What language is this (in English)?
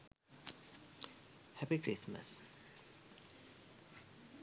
Sinhala